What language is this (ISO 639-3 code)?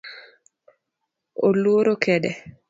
luo